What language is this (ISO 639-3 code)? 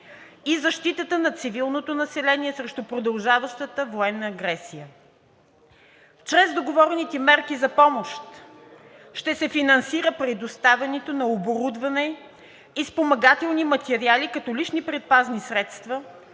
bul